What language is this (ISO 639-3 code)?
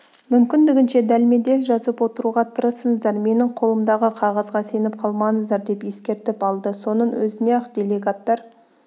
kaz